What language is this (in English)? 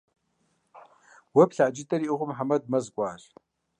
Kabardian